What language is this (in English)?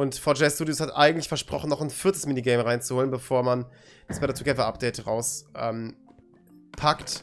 German